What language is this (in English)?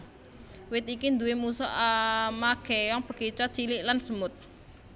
Javanese